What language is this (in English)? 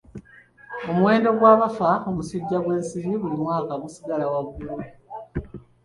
Ganda